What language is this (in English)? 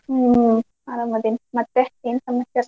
Kannada